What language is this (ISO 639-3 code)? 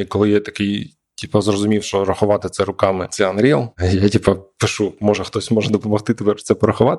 ukr